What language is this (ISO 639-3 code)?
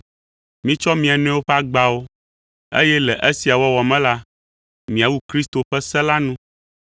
ewe